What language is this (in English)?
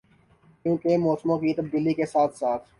Urdu